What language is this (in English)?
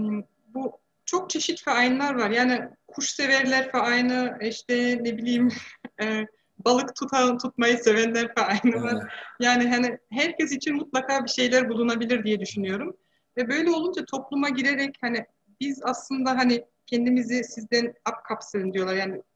Turkish